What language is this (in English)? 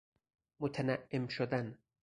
Persian